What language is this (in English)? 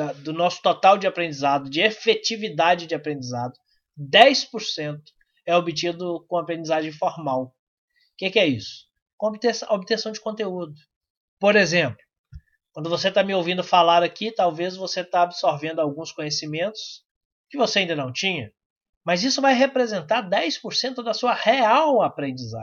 Portuguese